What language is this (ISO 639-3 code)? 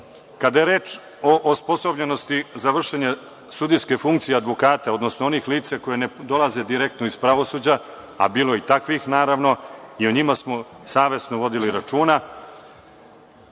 srp